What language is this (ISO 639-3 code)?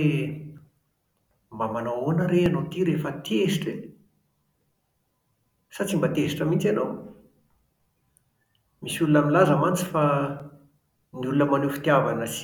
mlg